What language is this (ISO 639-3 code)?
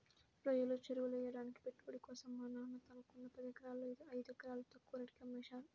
tel